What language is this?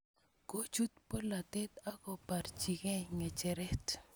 Kalenjin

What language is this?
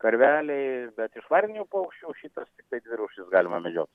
Lithuanian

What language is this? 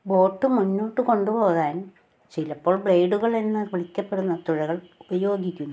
Malayalam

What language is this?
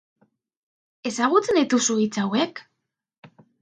Basque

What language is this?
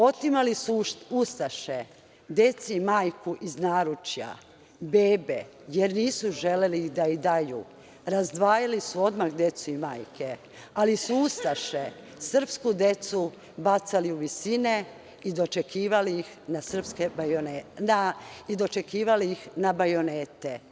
Serbian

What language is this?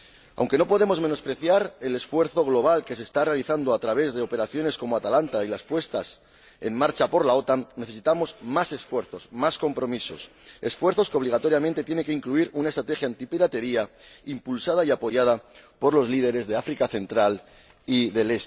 Spanish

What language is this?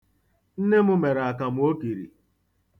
Igbo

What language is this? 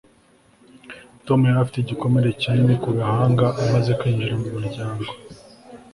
Kinyarwanda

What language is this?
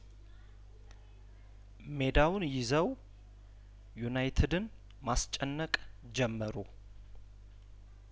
Amharic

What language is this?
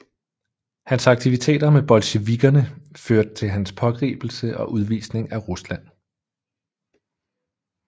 Danish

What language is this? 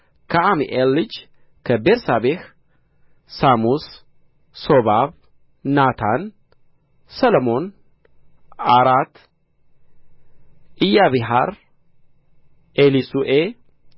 Amharic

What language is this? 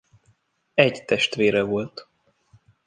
Hungarian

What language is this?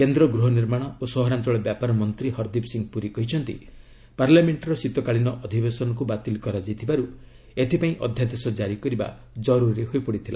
Odia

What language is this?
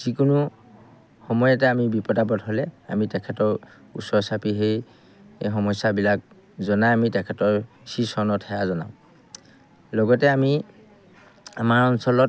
Assamese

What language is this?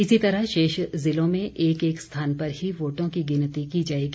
Hindi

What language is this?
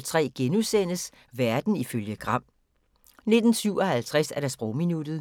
Danish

